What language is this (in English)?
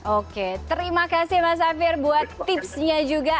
Indonesian